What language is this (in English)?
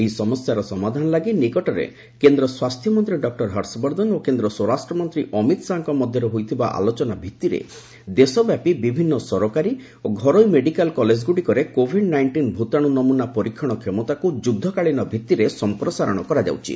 Odia